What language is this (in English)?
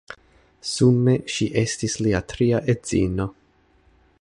Esperanto